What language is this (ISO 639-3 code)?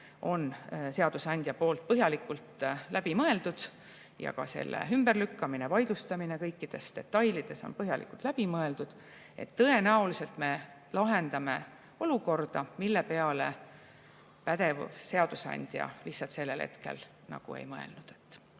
est